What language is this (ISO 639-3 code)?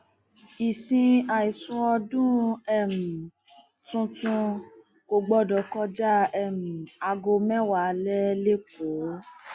yor